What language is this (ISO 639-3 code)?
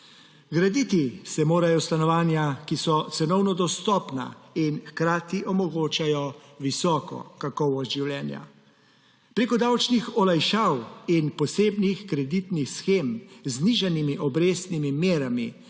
slv